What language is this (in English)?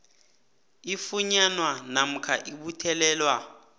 South Ndebele